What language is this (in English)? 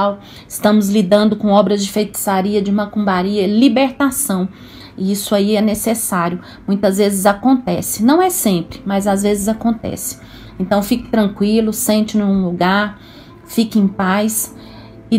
Portuguese